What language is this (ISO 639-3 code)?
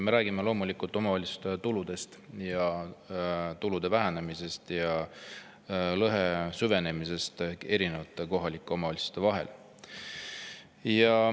est